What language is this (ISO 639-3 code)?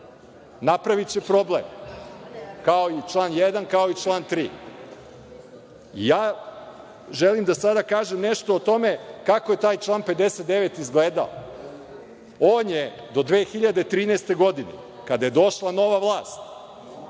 srp